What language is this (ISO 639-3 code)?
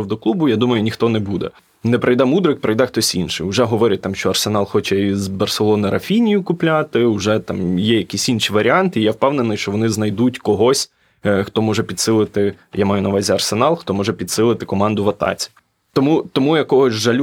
ukr